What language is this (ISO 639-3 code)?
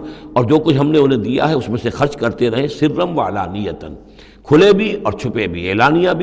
urd